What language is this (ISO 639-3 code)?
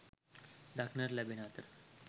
sin